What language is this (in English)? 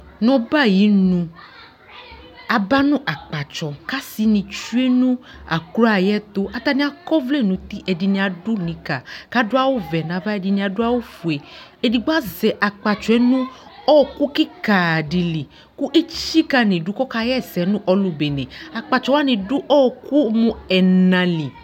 Ikposo